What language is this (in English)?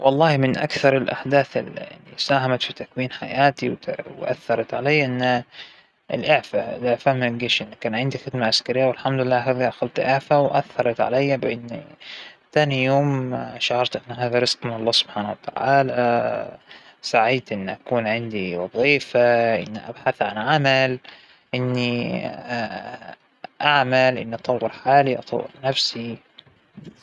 Hijazi Arabic